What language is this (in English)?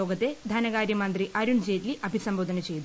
Malayalam